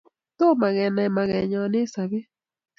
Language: Kalenjin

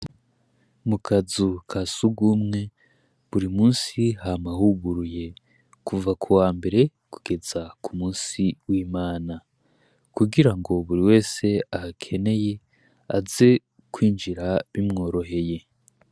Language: Rundi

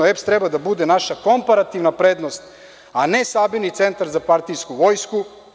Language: Serbian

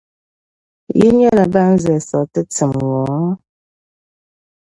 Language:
Dagbani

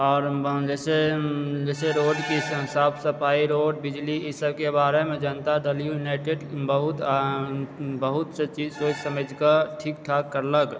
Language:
Maithili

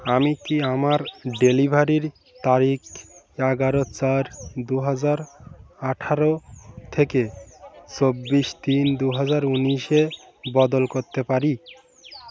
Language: Bangla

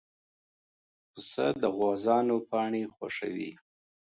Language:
Pashto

